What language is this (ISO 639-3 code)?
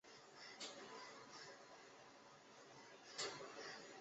zho